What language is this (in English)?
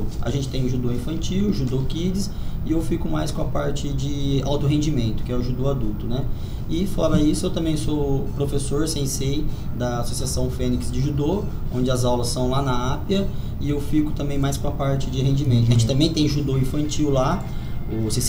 Portuguese